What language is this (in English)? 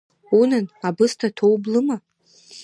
Abkhazian